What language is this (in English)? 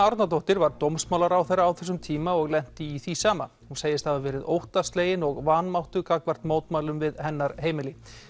Icelandic